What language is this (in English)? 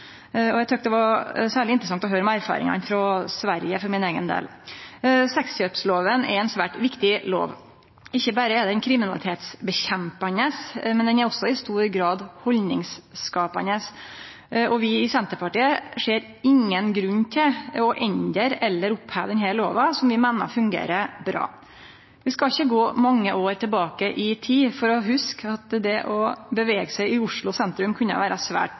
Norwegian Nynorsk